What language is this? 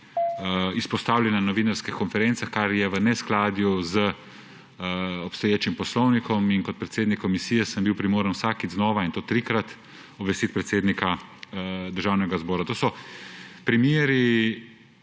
Slovenian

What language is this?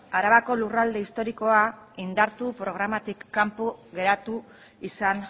Basque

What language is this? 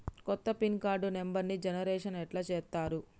Telugu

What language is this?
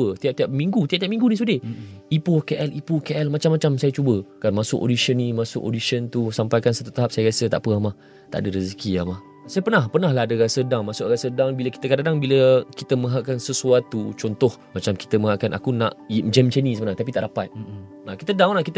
Malay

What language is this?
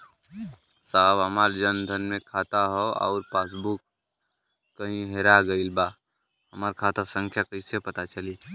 Bhojpuri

